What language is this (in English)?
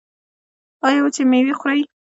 Pashto